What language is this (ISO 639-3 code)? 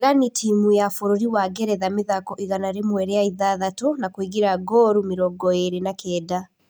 kik